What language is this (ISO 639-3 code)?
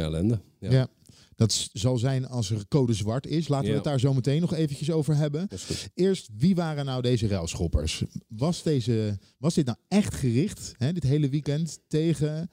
nld